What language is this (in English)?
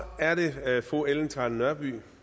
Danish